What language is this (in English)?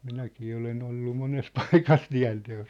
Finnish